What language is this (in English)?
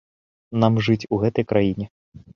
Belarusian